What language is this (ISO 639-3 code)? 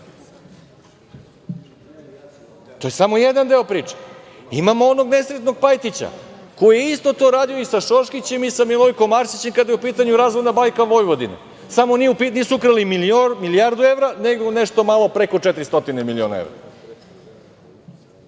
srp